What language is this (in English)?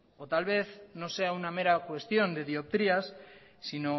Spanish